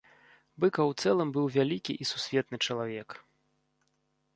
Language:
Belarusian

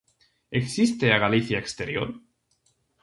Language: Galician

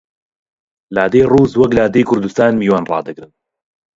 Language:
Central Kurdish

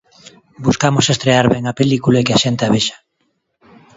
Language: Galician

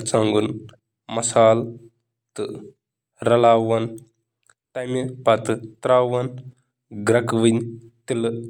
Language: Kashmiri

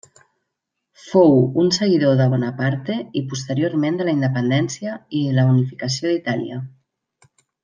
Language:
Catalan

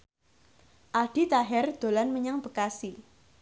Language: Javanese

